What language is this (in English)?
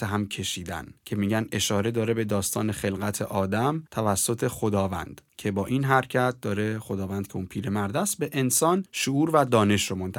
Persian